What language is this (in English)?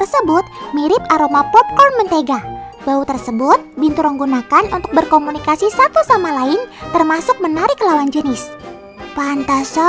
Indonesian